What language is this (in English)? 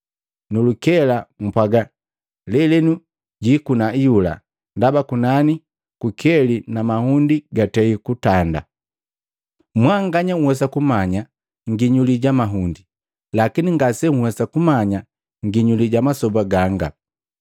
Matengo